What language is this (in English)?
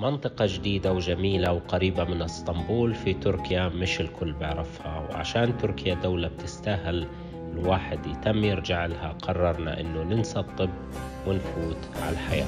Arabic